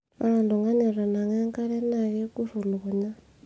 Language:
Masai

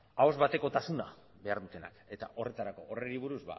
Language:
Basque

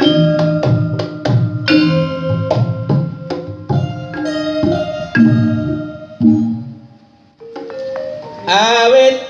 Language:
Indonesian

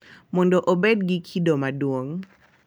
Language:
Luo (Kenya and Tanzania)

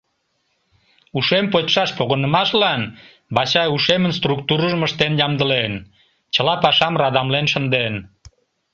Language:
Mari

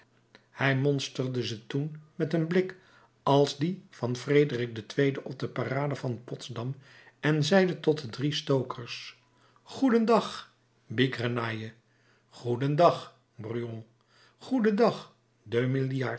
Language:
Dutch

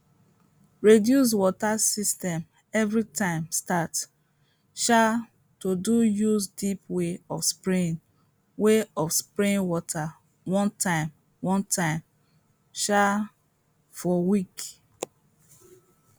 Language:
Nigerian Pidgin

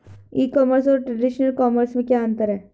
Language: Hindi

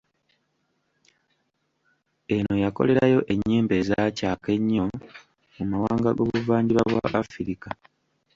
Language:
Ganda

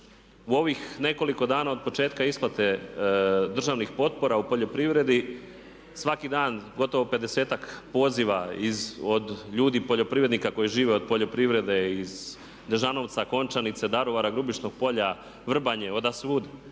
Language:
Croatian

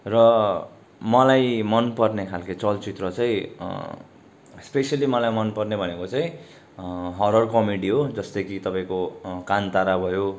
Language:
Nepali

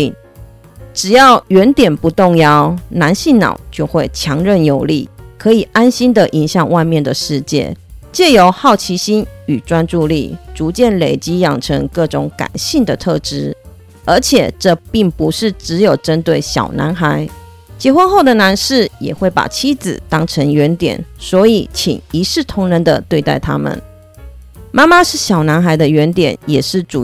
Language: Chinese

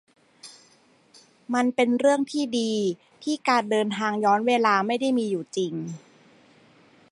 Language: Thai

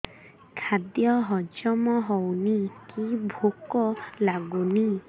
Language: Odia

